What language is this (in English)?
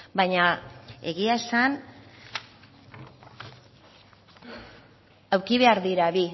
Basque